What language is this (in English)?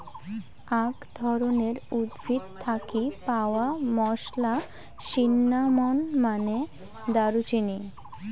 Bangla